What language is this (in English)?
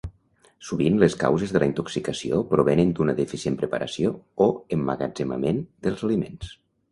Catalan